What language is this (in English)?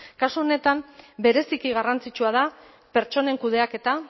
Basque